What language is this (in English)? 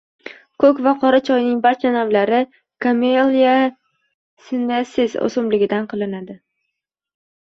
Uzbek